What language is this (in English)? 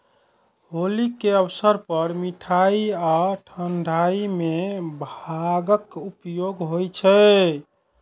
Maithili